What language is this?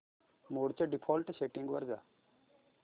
Marathi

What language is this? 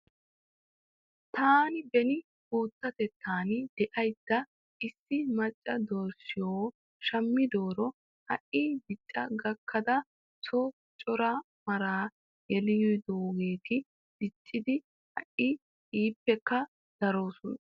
Wolaytta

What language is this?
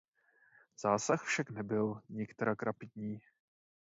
Czech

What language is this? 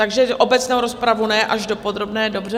Czech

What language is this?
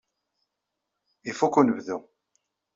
Kabyle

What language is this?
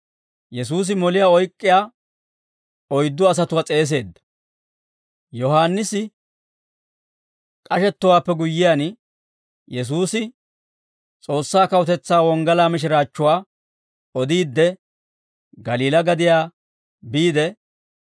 Dawro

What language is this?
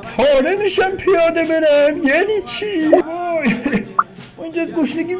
Persian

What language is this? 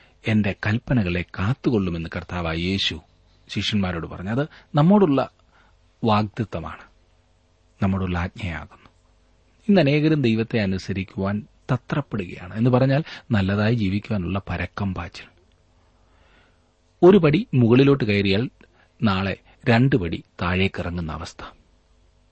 Malayalam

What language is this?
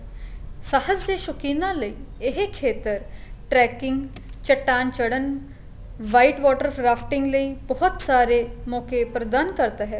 Punjabi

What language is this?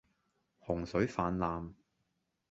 Cantonese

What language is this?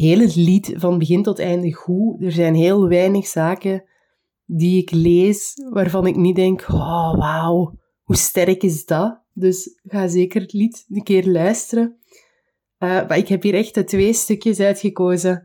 Dutch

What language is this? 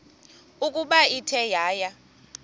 Xhosa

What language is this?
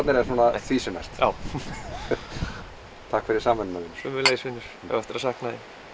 Icelandic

